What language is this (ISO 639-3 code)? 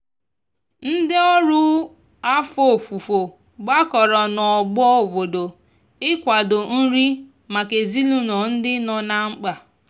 ibo